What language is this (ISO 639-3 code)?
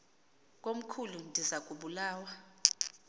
xho